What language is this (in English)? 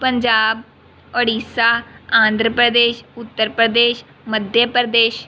Punjabi